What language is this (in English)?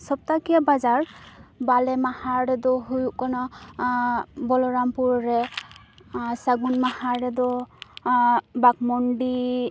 Santali